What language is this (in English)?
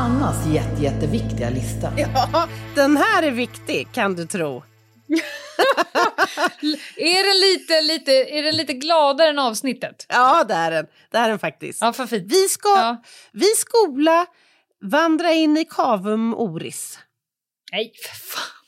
Swedish